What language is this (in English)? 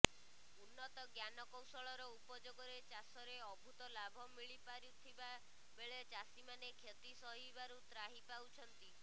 Odia